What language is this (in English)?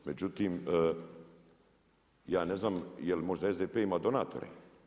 Croatian